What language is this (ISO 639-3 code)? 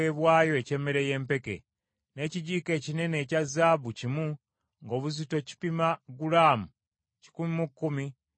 lug